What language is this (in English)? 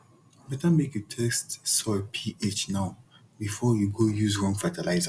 Nigerian Pidgin